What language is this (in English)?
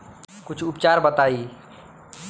Bhojpuri